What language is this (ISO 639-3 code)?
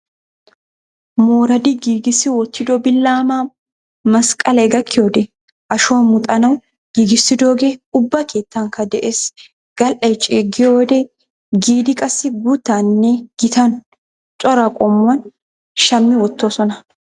wal